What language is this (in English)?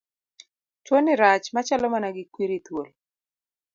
Luo (Kenya and Tanzania)